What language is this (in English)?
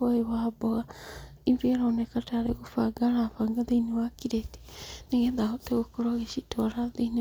Kikuyu